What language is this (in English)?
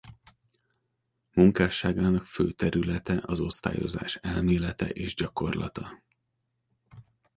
Hungarian